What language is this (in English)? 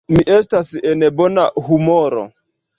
Esperanto